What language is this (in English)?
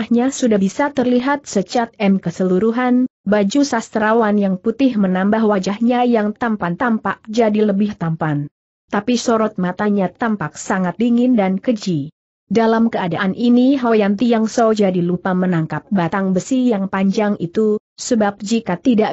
Indonesian